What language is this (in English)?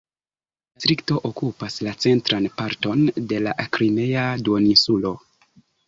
Esperanto